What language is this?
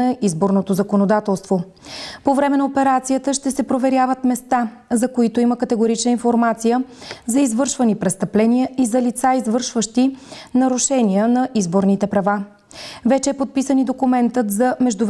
Bulgarian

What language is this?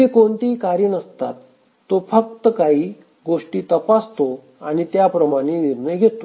Marathi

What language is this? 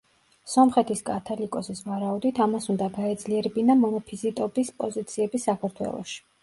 Georgian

